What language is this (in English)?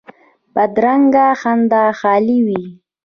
Pashto